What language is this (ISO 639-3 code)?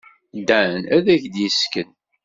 kab